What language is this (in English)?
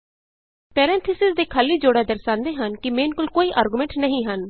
Punjabi